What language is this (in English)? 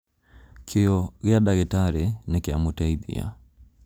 Kikuyu